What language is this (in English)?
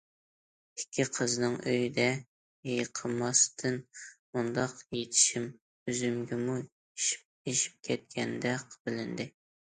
Uyghur